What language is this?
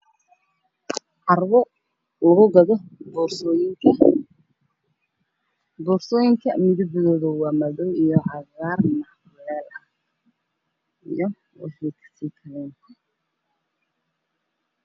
Somali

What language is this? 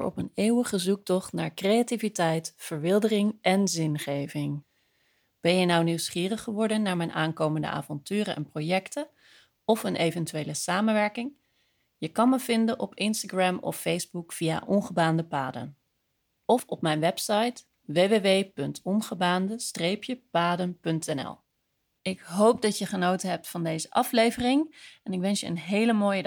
Dutch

